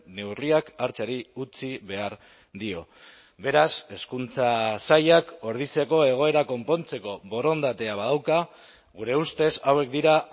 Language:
Basque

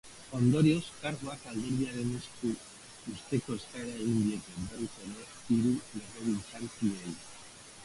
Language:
Basque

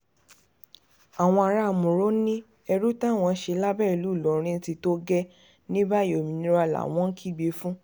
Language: Yoruba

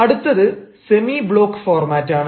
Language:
Malayalam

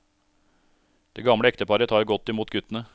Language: Norwegian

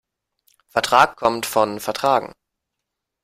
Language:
German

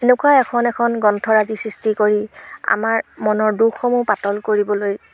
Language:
Assamese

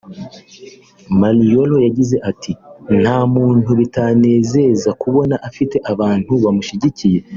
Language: Kinyarwanda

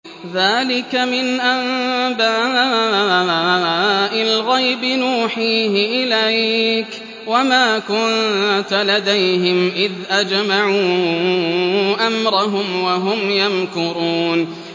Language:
Arabic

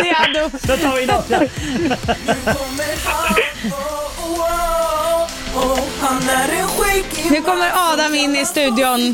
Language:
Swedish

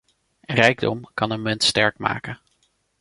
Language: Dutch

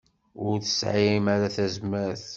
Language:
Kabyle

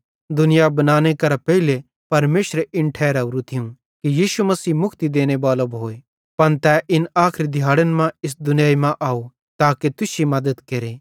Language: Bhadrawahi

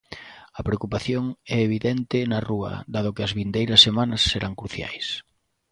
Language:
Galician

